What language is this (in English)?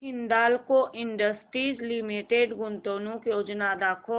Marathi